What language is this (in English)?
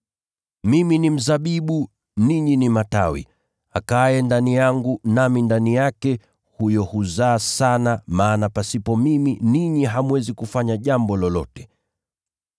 Swahili